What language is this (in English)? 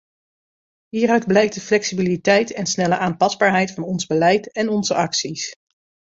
Dutch